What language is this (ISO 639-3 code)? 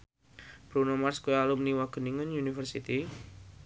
jav